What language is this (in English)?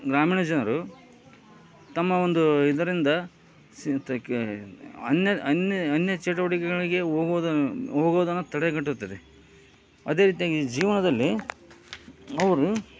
Kannada